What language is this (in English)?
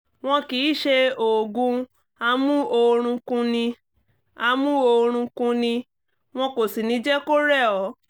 Yoruba